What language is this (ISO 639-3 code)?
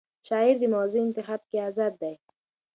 pus